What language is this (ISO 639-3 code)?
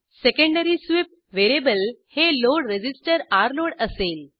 mar